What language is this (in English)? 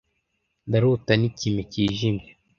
Kinyarwanda